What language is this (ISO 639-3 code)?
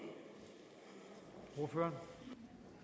dan